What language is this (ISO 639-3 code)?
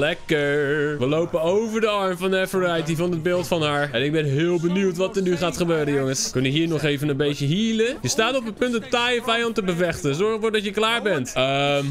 nld